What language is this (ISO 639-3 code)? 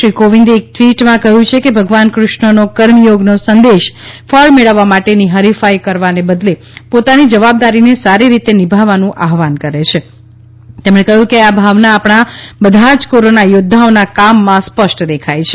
guj